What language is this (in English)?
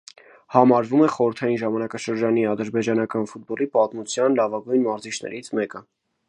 Armenian